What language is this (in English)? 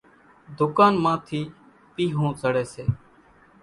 Kachi Koli